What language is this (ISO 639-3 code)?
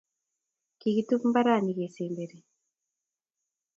kln